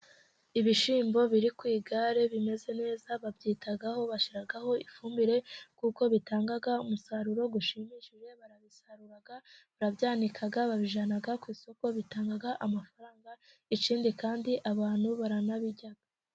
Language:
Kinyarwanda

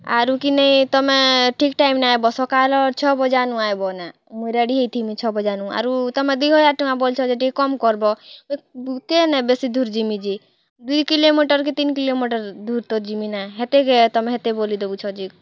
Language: Odia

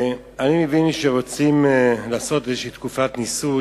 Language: Hebrew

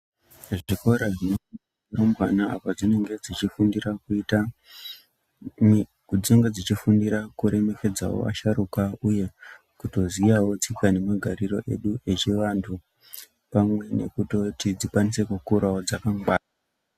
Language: Ndau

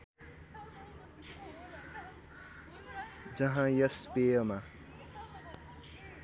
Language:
Nepali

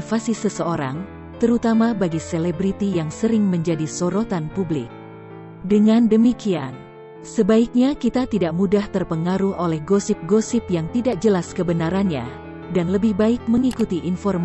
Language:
Indonesian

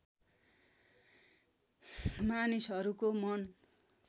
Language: Nepali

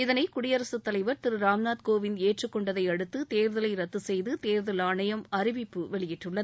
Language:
Tamil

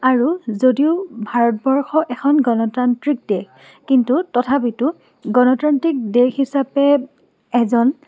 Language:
Assamese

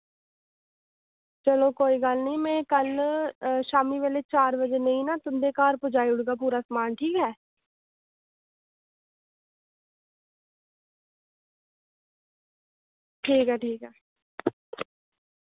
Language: Dogri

